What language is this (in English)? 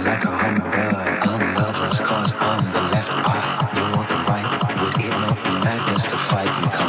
English